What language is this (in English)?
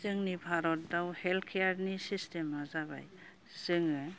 Bodo